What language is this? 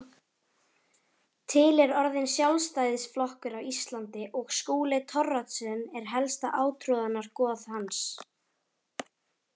Icelandic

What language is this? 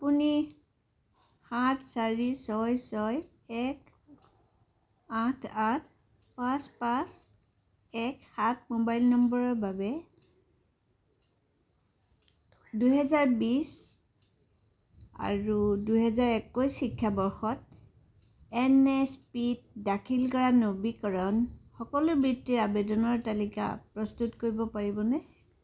Assamese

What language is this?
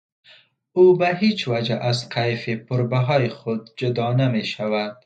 Persian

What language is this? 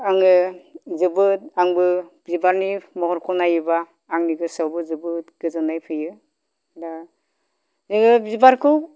Bodo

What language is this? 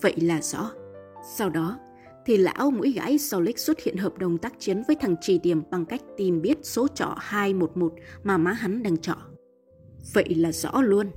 Vietnamese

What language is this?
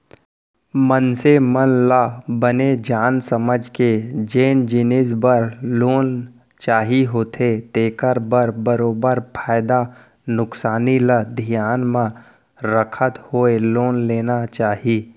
Chhattisgarhi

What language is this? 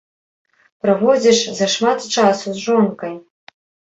Belarusian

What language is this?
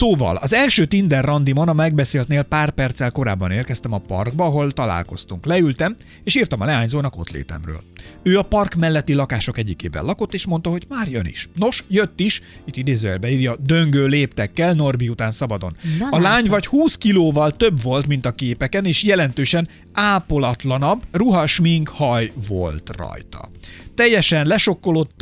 Hungarian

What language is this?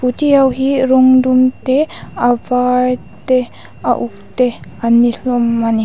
Mizo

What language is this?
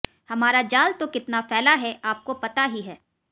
Hindi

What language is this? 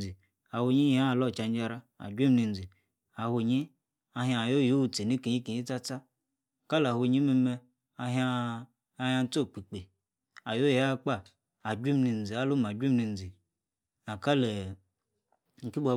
Yace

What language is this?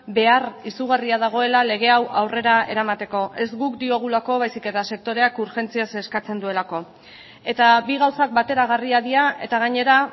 Basque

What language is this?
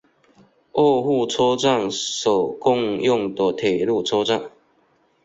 Chinese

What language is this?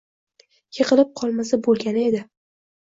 Uzbek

